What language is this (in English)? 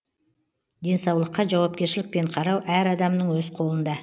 Kazakh